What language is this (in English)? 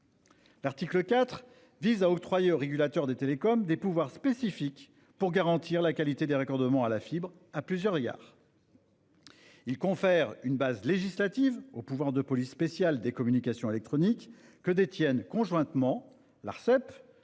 French